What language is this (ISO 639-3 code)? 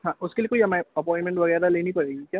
hin